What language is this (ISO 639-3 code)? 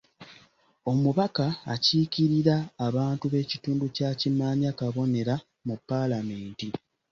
lug